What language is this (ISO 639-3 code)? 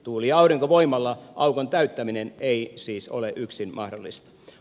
fin